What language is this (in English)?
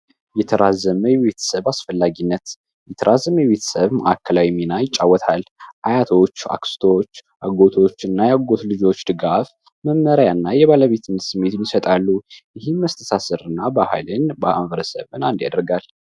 Amharic